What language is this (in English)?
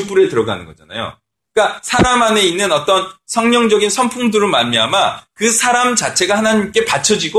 Korean